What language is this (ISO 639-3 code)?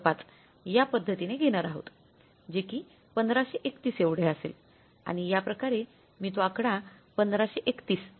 mar